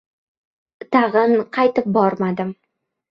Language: Uzbek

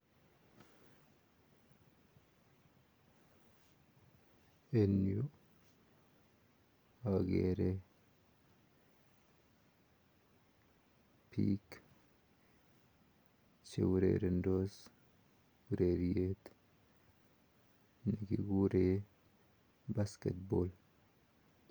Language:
Kalenjin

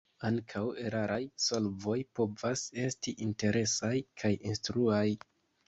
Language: Esperanto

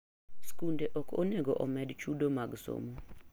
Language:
Luo (Kenya and Tanzania)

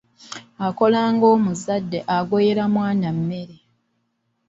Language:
Ganda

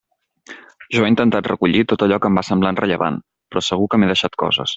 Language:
Catalan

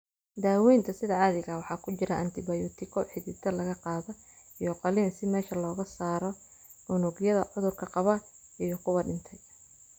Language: Somali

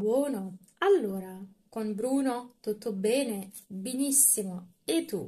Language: Italian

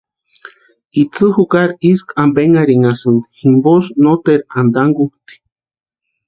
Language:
Western Highland Purepecha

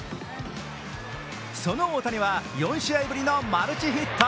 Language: Japanese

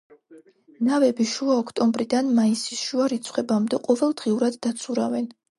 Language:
Georgian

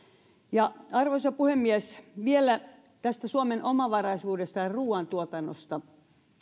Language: Finnish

